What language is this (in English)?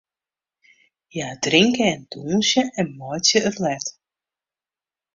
Western Frisian